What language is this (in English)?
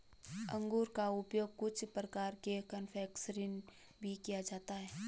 Hindi